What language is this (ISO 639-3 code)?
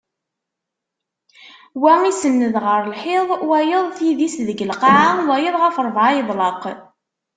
kab